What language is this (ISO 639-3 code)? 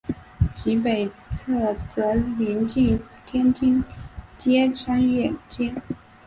zho